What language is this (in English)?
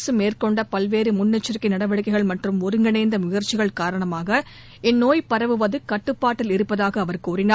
Tamil